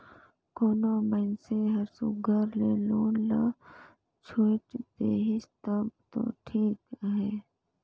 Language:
Chhattisgarhi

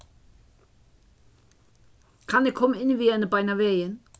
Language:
Faroese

